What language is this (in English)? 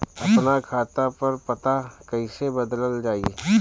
Bhojpuri